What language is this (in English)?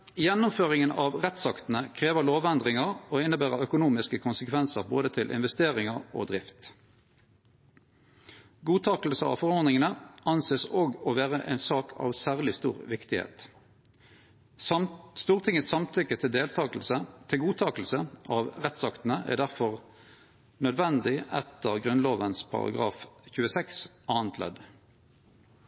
Norwegian Nynorsk